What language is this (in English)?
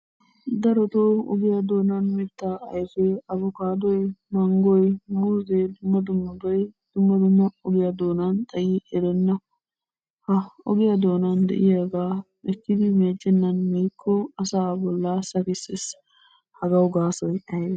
Wolaytta